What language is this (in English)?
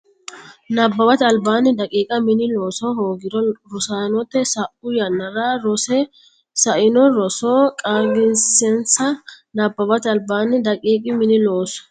Sidamo